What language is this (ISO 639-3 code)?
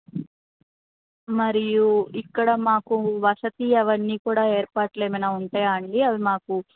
tel